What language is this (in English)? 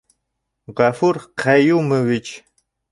Bashkir